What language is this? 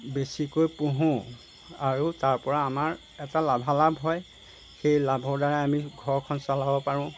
Assamese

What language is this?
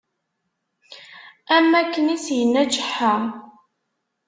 Kabyle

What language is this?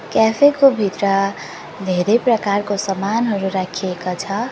Nepali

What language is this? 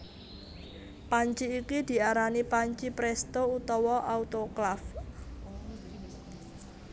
Javanese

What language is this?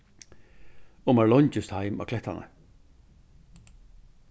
Faroese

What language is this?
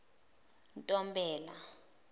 Zulu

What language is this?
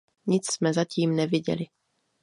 Czech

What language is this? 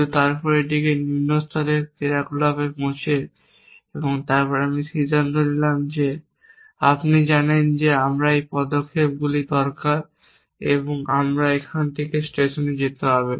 Bangla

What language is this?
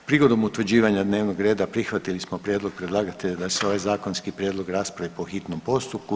Croatian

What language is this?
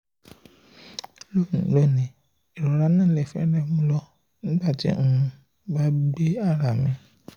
Yoruba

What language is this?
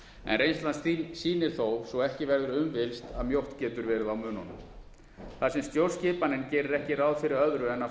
Icelandic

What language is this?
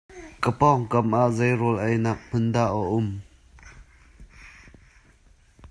Hakha Chin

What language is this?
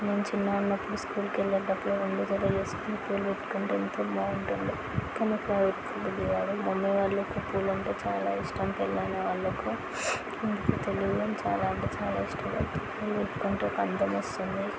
Telugu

